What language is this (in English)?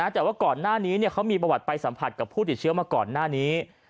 Thai